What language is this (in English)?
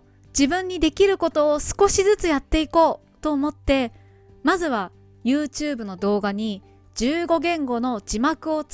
Japanese